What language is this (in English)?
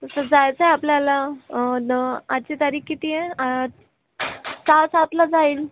Marathi